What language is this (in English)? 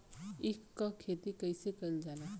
Bhojpuri